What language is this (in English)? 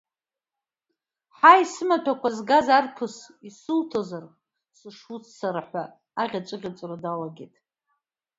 Abkhazian